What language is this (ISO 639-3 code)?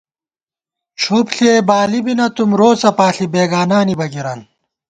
gwt